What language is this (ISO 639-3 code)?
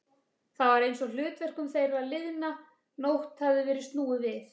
isl